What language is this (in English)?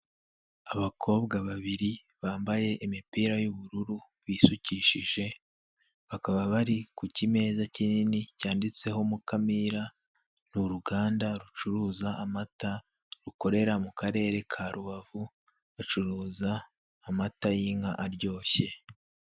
Kinyarwanda